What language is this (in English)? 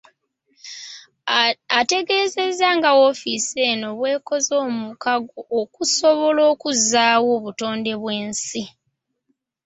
Ganda